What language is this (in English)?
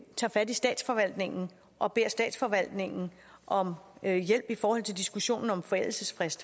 Danish